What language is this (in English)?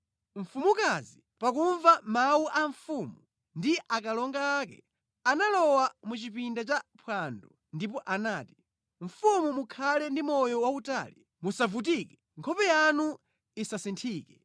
Nyanja